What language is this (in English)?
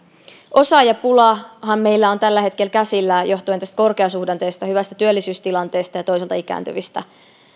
Finnish